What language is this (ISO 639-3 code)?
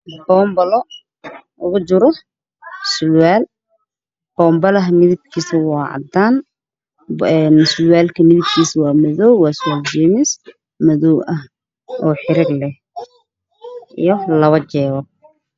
som